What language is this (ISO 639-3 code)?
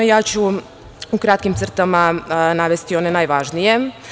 srp